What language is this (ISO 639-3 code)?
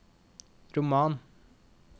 nor